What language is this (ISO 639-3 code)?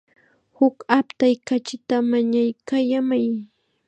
qxa